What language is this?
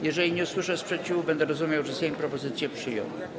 Polish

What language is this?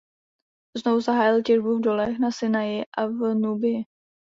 Czech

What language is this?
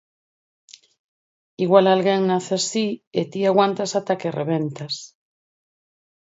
Galician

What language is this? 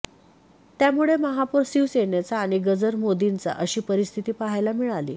Marathi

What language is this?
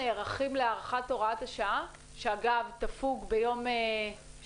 Hebrew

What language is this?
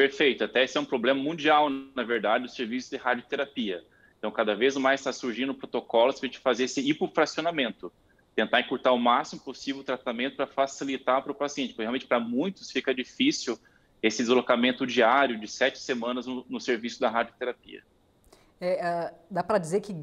Portuguese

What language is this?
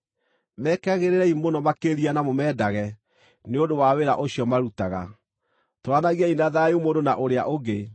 Kikuyu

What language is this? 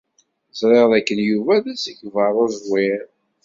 Kabyle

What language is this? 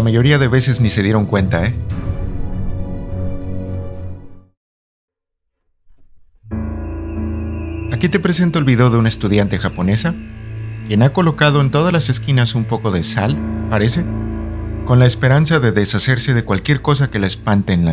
Spanish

